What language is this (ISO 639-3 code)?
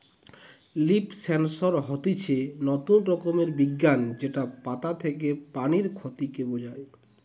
ben